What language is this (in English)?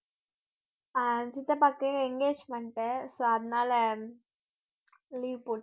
Tamil